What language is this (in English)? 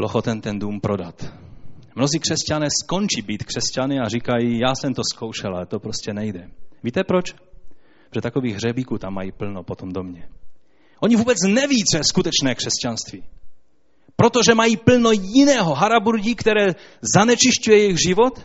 Czech